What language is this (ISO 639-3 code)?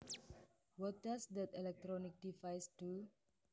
jav